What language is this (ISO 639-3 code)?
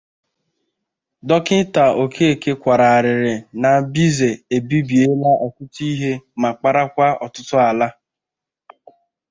ibo